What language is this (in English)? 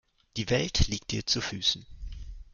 German